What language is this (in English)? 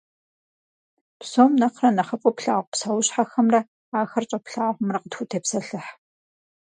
Kabardian